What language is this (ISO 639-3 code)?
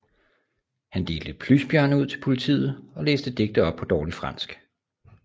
dan